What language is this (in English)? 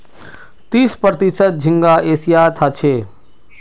Magahi